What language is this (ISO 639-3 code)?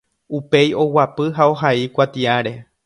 grn